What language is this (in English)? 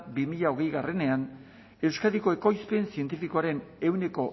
Basque